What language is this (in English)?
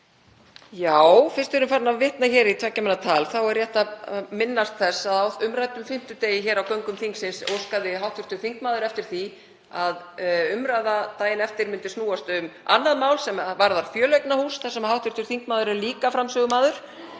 Icelandic